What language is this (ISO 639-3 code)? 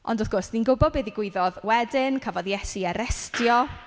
cym